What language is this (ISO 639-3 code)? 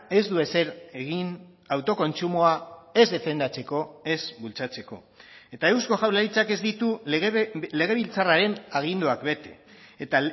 eus